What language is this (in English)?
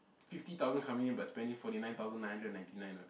English